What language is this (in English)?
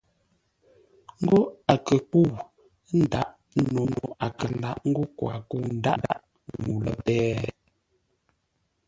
Ngombale